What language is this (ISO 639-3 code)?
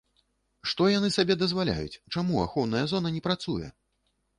bel